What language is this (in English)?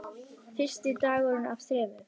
Icelandic